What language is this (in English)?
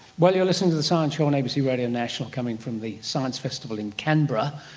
English